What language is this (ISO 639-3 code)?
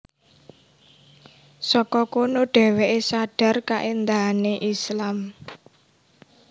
jav